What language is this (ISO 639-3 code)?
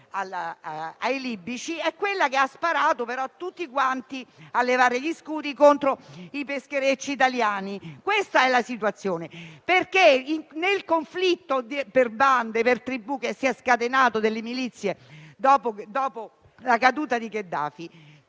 ita